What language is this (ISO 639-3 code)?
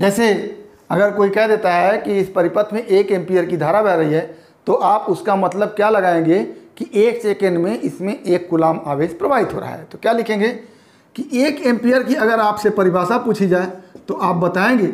hin